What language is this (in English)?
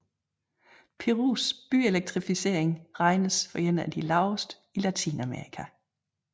Danish